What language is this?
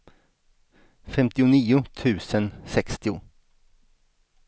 Swedish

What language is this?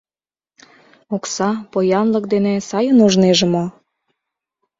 Mari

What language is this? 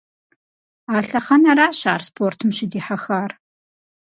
Kabardian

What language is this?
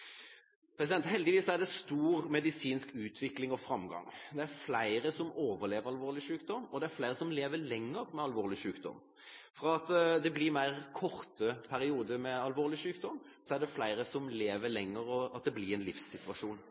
Norwegian Bokmål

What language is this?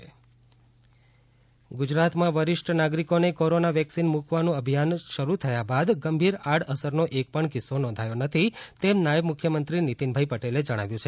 Gujarati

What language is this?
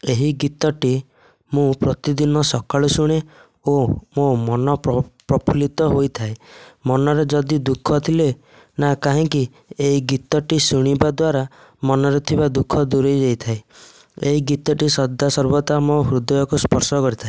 Odia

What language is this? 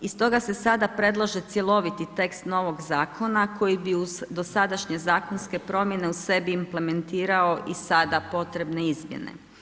Croatian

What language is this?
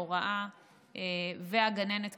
Hebrew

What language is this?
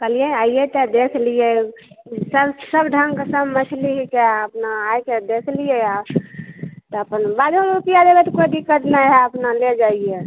Maithili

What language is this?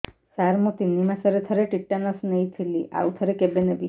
Odia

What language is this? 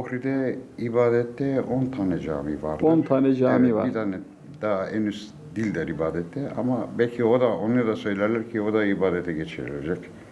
Turkish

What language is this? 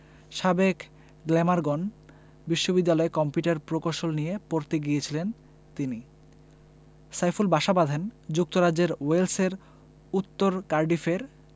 Bangla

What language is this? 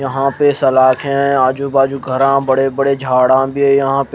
Hindi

